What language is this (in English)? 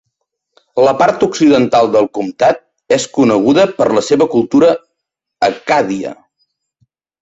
Catalan